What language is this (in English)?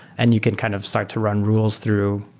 English